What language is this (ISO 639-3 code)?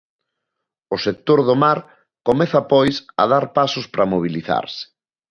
glg